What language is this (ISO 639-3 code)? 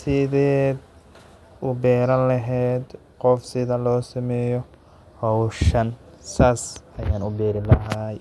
som